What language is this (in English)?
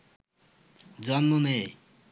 Bangla